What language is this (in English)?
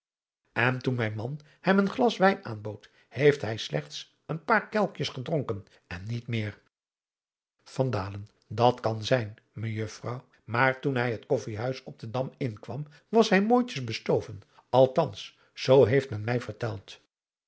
Dutch